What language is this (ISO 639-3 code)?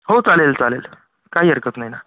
mar